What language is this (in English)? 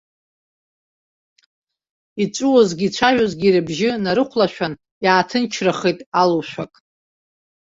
Abkhazian